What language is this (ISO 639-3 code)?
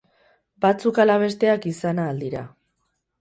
eus